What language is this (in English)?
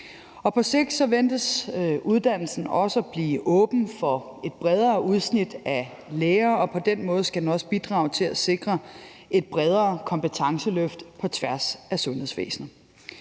Danish